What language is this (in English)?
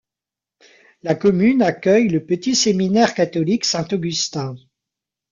French